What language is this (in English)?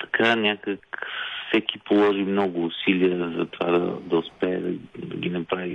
Bulgarian